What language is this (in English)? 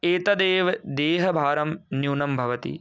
Sanskrit